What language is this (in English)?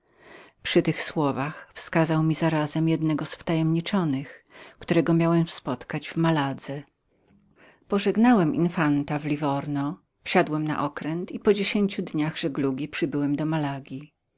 Polish